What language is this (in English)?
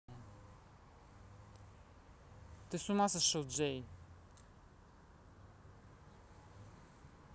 Russian